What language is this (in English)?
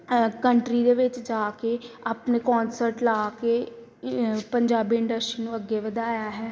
Punjabi